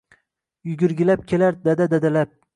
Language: Uzbek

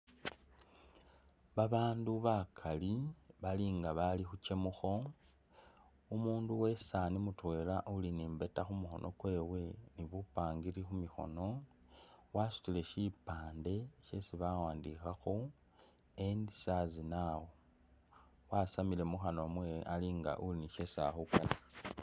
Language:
Masaaba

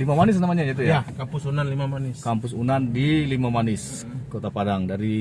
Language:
Indonesian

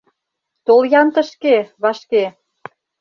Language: Mari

